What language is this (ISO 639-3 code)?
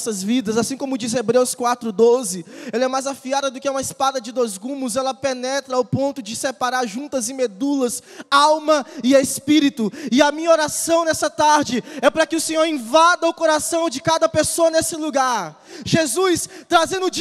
por